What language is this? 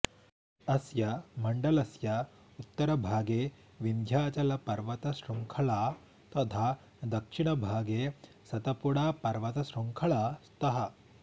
Sanskrit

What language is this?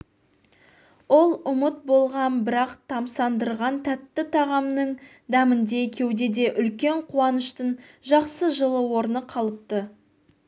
Kazakh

